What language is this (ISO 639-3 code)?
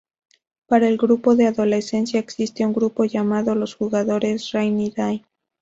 spa